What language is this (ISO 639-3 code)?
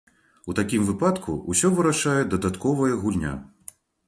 bel